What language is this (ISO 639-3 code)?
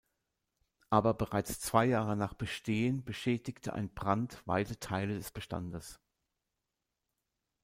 deu